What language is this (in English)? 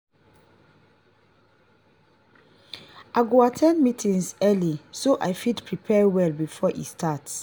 Nigerian Pidgin